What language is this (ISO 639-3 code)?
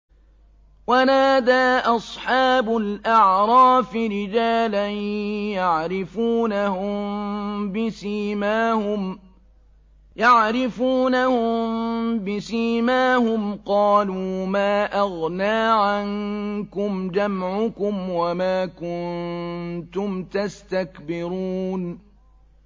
ara